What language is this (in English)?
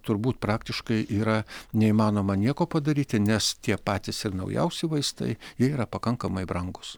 Lithuanian